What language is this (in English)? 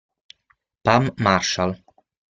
Italian